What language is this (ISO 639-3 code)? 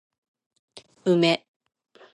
jpn